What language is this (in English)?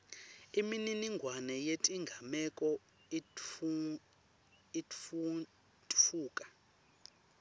Swati